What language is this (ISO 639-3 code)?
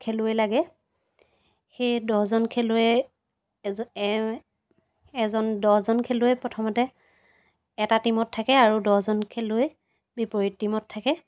asm